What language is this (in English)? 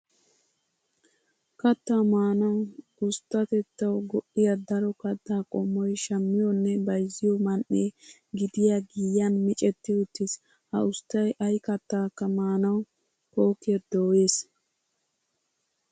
Wolaytta